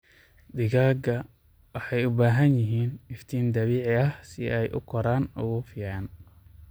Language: Somali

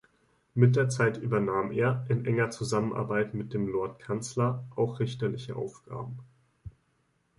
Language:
German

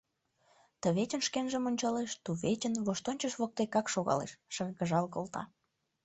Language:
Mari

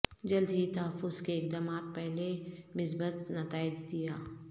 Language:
Urdu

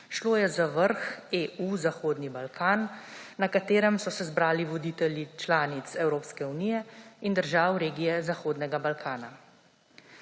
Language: Slovenian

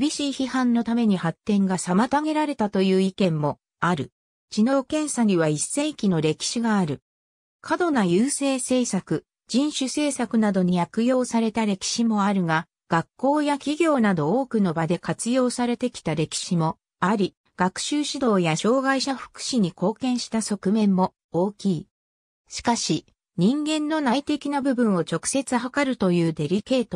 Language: Japanese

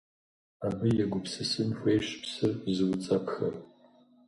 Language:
Kabardian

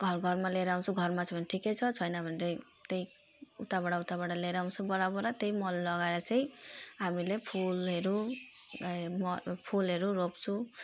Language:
Nepali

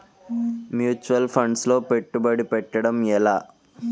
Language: Telugu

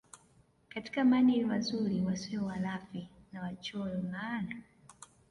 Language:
Swahili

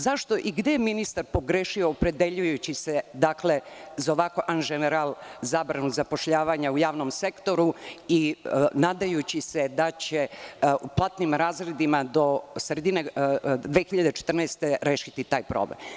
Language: Serbian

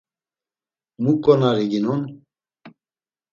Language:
Laz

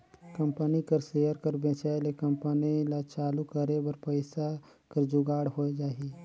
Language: Chhattisgarhi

